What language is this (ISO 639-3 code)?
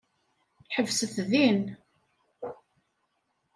kab